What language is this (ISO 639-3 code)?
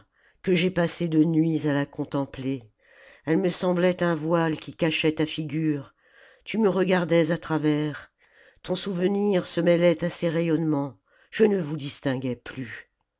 fra